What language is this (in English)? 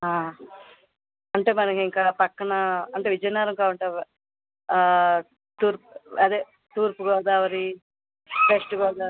Telugu